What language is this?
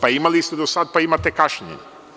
Serbian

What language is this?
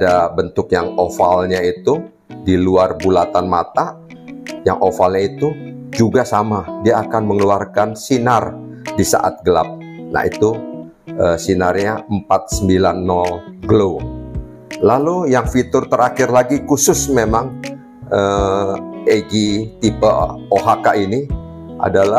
Indonesian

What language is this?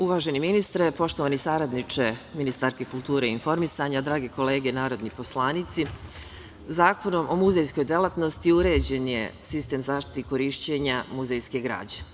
Serbian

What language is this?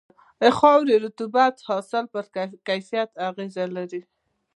Pashto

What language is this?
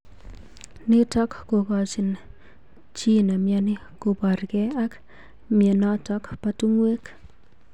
Kalenjin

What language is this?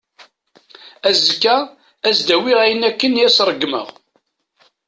Kabyle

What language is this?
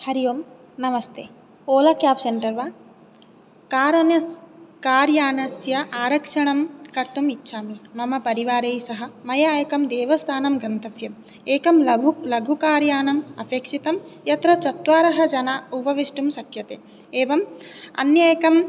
Sanskrit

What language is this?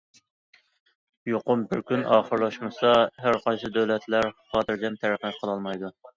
Uyghur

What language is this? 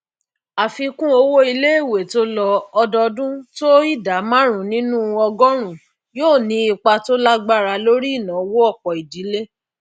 Yoruba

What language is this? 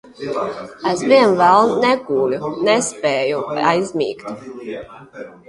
Latvian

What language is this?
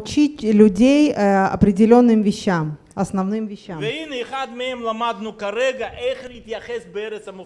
Russian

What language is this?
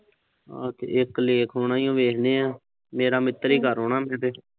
Punjabi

